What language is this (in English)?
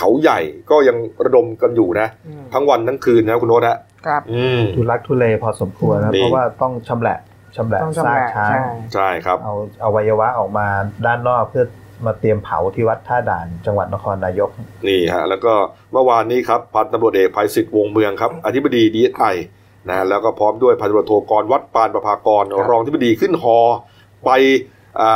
Thai